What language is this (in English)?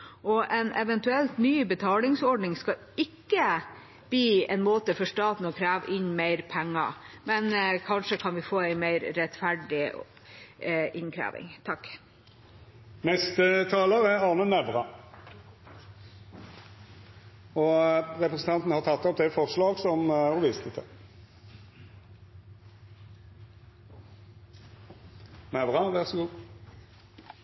Norwegian